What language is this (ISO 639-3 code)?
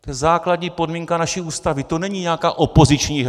ces